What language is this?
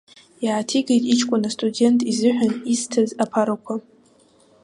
Abkhazian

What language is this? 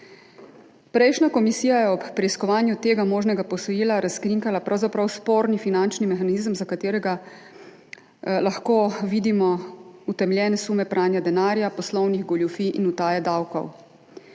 Slovenian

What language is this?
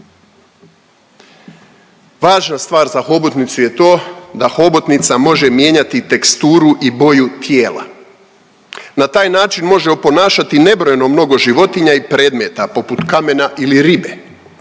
Croatian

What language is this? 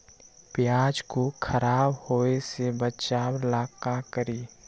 Magahi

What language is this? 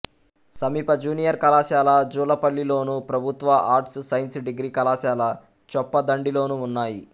Telugu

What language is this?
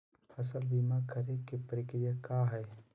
Magahi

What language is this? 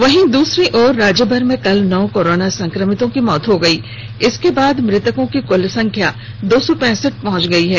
Hindi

